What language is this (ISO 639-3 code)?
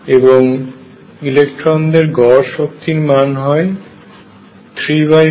ben